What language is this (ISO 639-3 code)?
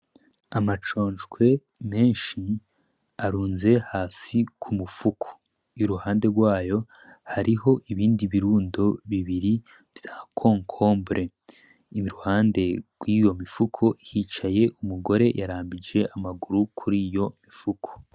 run